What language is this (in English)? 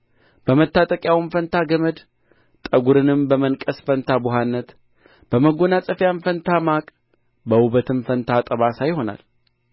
Amharic